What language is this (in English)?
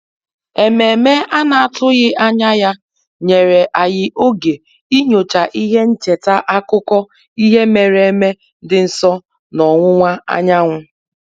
Igbo